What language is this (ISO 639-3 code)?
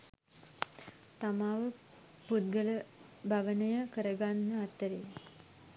sin